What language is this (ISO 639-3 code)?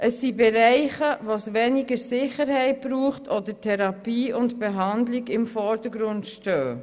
gsw